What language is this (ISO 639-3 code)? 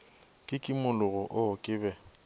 nso